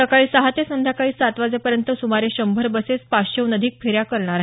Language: Marathi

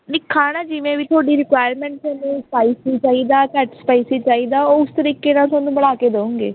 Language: Punjabi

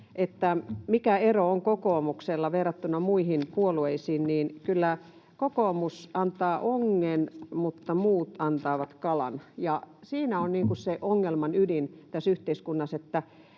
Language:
Finnish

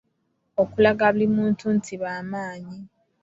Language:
Ganda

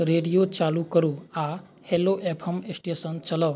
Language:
Maithili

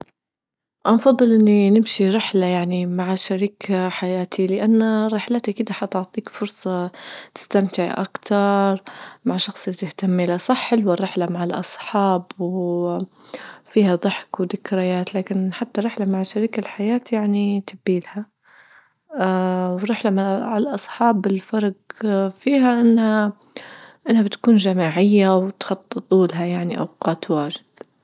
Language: Libyan Arabic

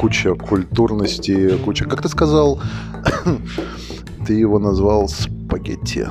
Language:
Russian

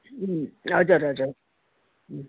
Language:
Nepali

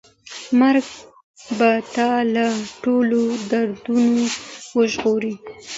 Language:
Pashto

